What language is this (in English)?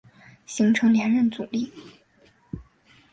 Chinese